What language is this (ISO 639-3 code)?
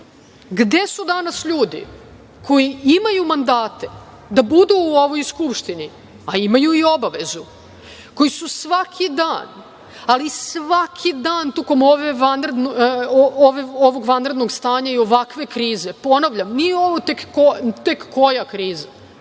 srp